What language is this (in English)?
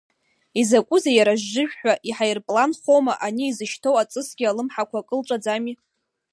Abkhazian